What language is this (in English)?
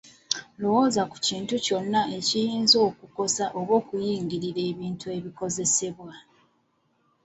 Ganda